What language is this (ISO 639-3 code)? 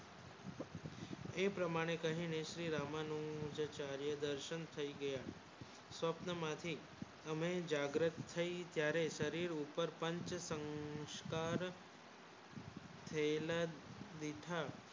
guj